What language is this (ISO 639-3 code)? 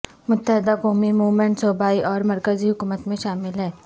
urd